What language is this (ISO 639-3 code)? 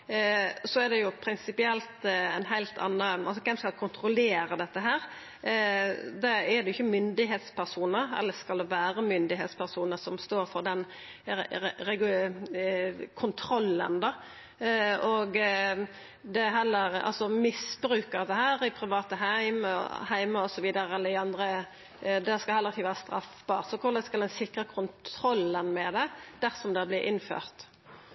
nno